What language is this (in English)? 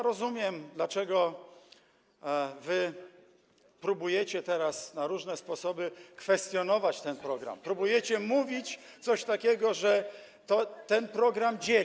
Polish